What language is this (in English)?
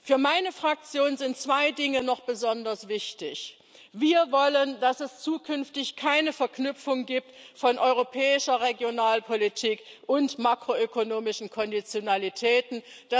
German